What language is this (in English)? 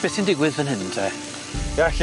Welsh